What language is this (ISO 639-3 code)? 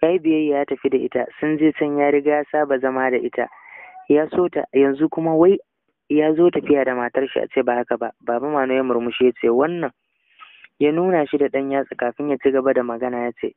ara